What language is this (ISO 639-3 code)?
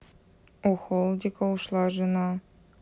rus